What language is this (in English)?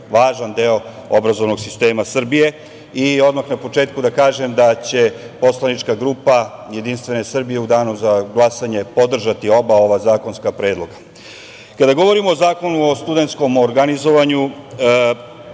Serbian